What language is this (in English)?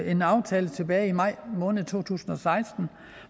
Danish